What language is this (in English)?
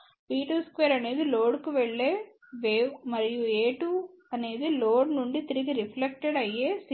Telugu